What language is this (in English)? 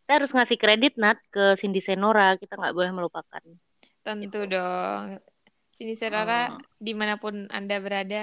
Indonesian